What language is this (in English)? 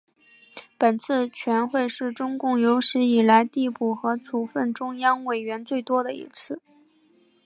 Chinese